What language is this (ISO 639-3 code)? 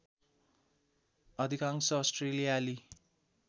nep